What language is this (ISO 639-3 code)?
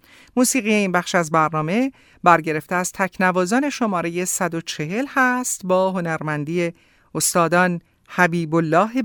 fas